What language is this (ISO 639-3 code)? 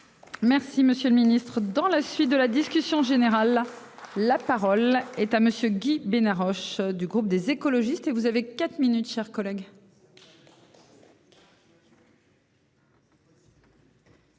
fra